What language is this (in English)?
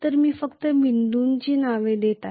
Marathi